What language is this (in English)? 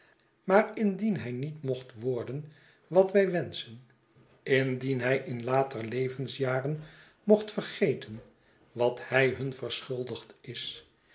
Dutch